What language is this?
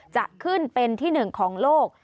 Thai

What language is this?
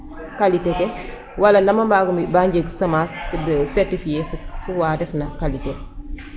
Serer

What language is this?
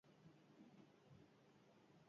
Basque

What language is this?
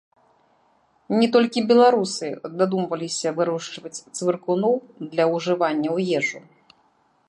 Belarusian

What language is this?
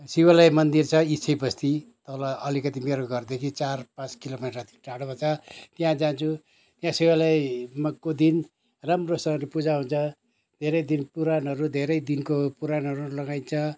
Nepali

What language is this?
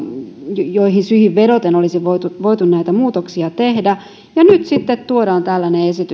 Finnish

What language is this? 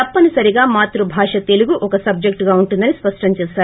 Telugu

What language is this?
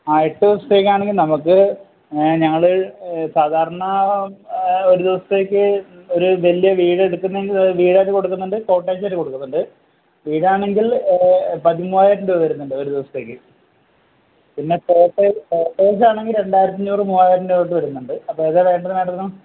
Malayalam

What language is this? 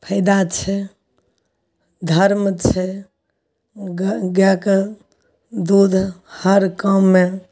Maithili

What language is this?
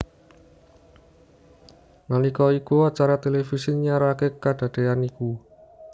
Javanese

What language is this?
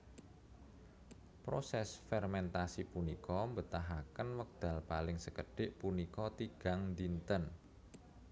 Javanese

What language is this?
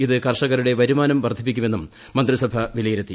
Malayalam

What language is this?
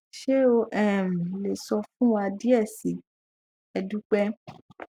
Yoruba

